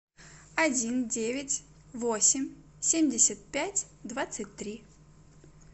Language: Russian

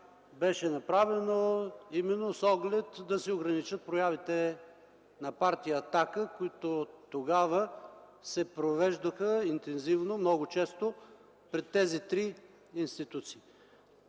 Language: Bulgarian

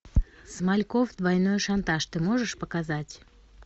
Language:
Russian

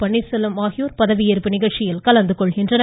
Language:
Tamil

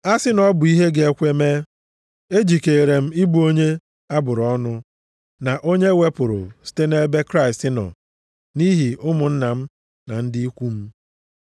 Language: Igbo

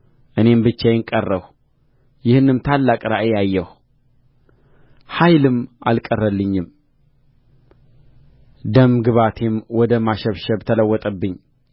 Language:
Amharic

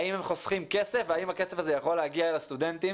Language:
Hebrew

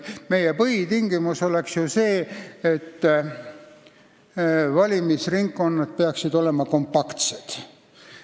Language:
Estonian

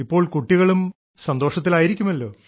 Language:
Malayalam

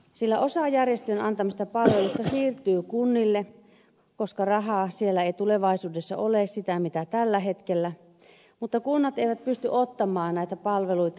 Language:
Finnish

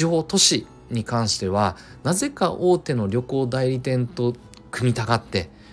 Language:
Japanese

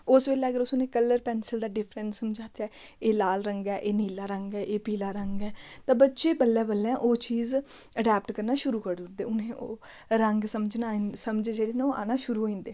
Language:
Dogri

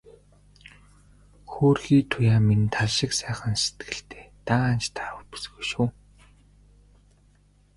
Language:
Mongolian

